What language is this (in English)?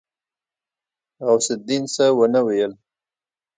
Pashto